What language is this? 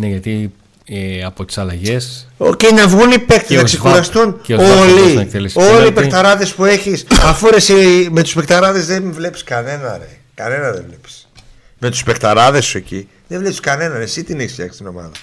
Greek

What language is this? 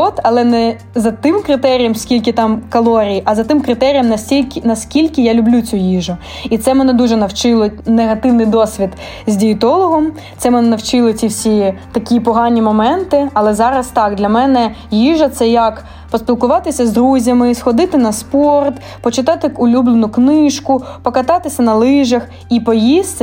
Ukrainian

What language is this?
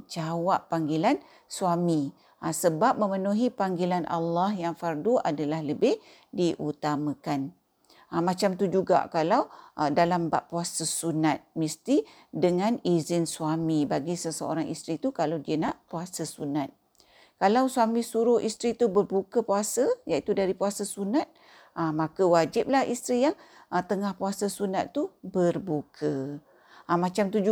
Malay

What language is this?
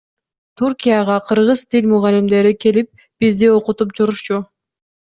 Kyrgyz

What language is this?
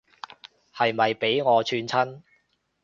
Cantonese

